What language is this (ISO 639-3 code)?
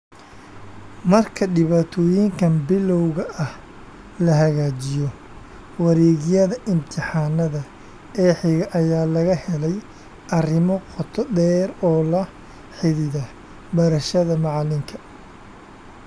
som